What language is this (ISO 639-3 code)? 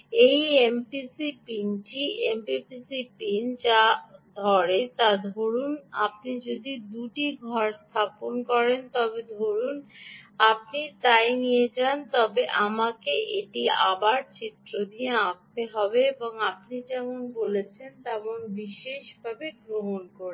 ben